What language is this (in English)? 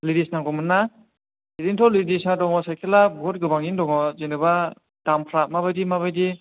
Bodo